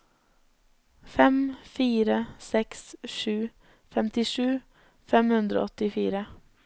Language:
Norwegian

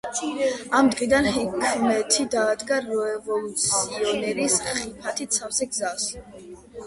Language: Georgian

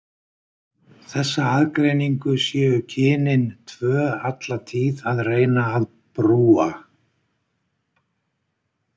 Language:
Icelandic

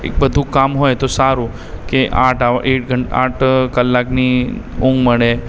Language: Gujarati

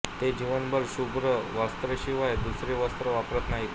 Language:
Marathi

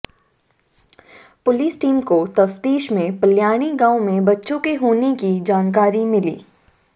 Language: Hindi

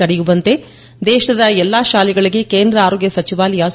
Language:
Kannada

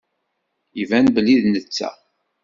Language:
Kabyle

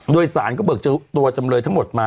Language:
Thai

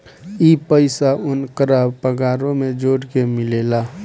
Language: Bhojpuri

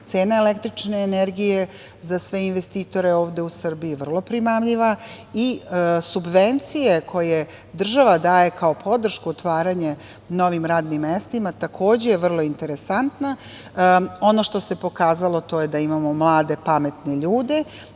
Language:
Serbian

